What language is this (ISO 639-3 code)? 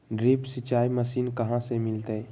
mag